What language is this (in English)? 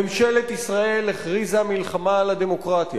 Hebrew